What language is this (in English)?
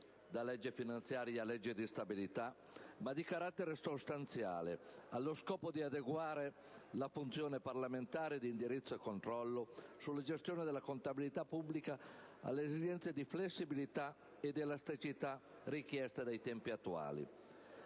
Italian